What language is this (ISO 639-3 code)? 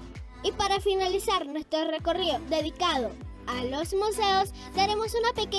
spa